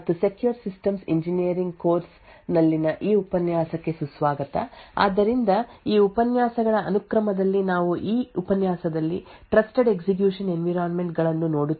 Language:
Kannada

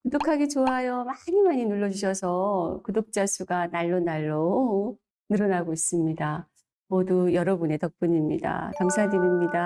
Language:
Korean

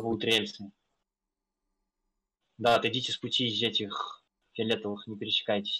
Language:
Russian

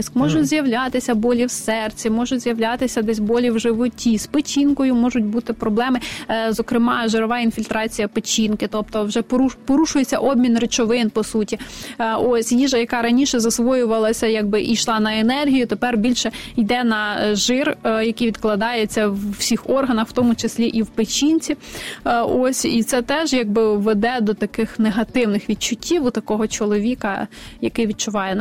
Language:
Ukrainian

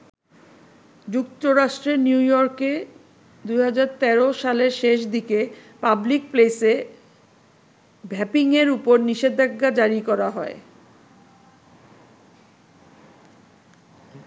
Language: Bangla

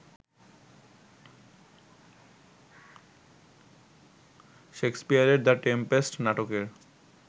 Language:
Bangla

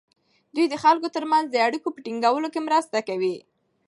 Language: Pashto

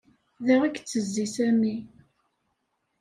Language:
Kabyle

